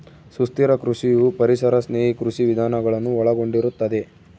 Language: Kannada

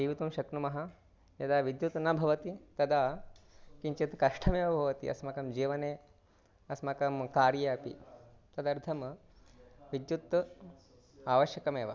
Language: Sanskrit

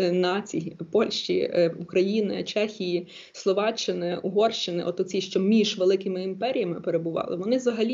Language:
Ukrainian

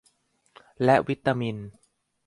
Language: Thai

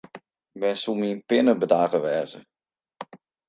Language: Western Frisian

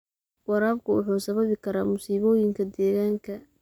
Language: Somali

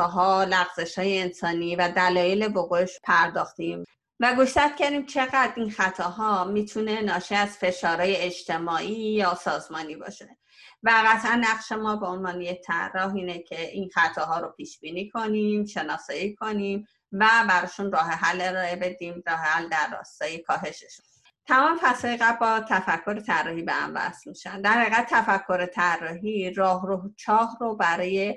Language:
Persian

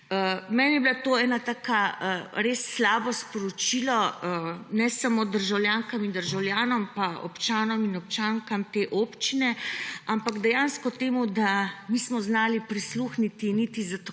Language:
Slovenian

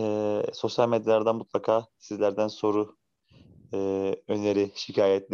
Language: Turkish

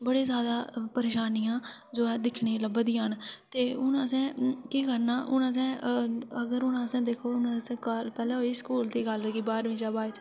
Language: Dogri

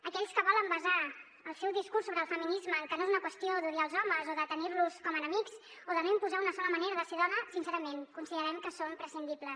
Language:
Catalan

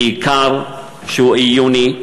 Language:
Hebrew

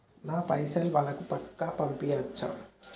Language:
Telugu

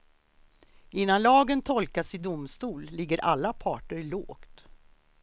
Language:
Swedish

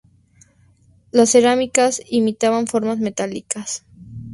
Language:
Spanish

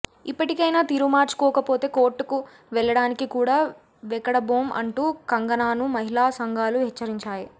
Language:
Telugu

